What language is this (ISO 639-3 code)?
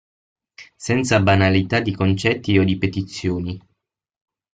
ita